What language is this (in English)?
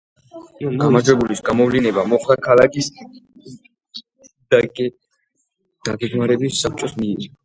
Georgian